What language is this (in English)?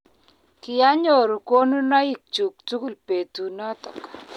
Kalenjin